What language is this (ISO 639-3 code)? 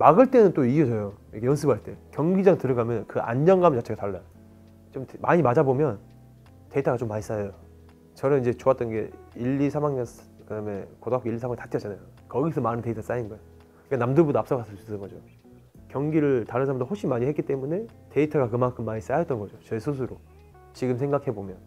kor